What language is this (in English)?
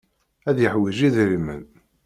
Kabyle